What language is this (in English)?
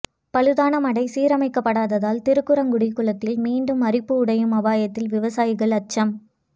Tamil